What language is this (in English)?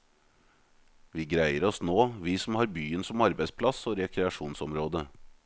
Norwegian